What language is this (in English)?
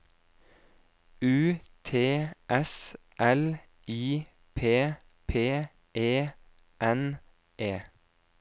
Norwegian